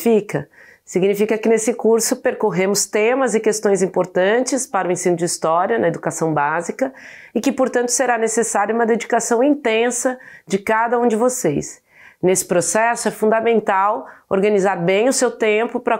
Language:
Portuguese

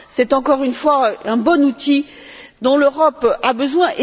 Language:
French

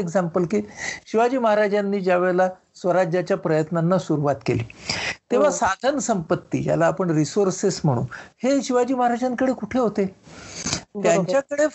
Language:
Marathi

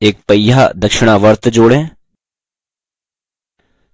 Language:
Hindi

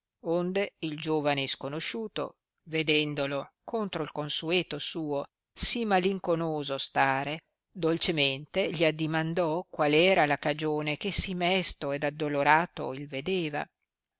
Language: Italian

